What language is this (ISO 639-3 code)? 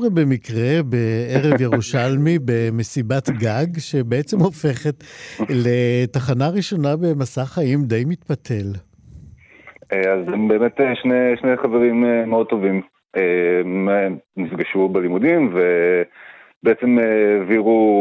heb